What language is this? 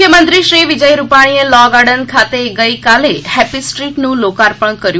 Gujarati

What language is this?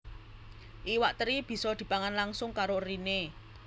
Javanese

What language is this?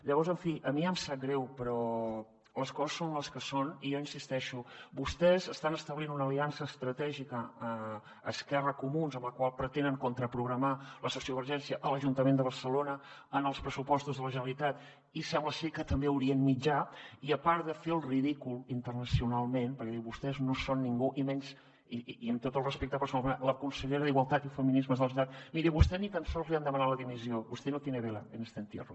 Catalan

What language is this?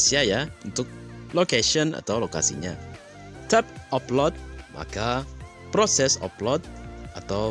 Indonesian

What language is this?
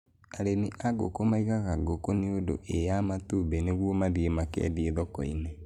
Kikuyu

